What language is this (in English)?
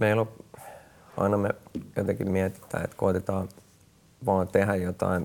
Finnish